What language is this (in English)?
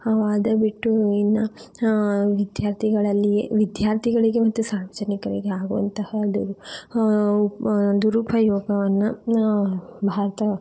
Kannada